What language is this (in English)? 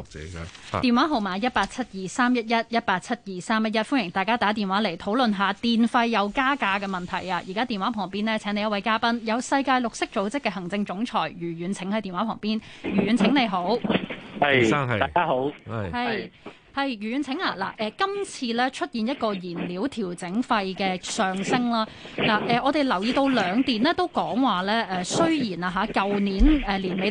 Chinese